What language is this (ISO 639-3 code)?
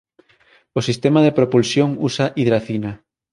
glg